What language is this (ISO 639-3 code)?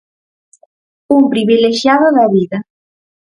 glg